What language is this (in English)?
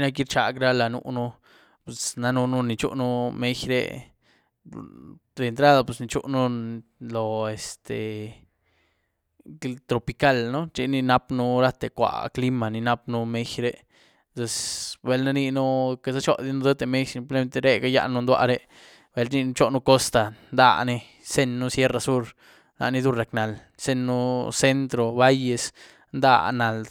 Güilá Zapotec